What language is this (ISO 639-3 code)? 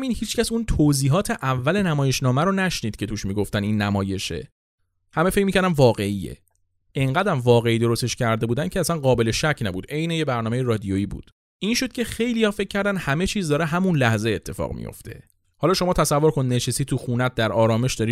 fas